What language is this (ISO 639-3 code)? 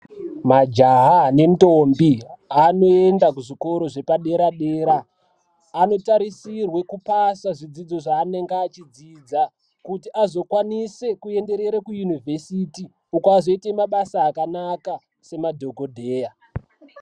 ndc